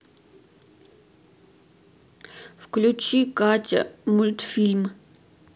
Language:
Russian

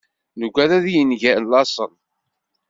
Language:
Kabyle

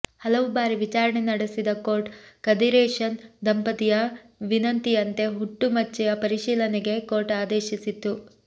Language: Kannada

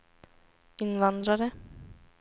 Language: Swedish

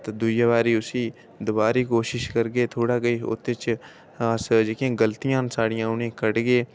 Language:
Dogri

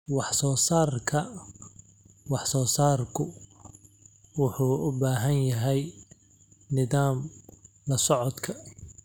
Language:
Somali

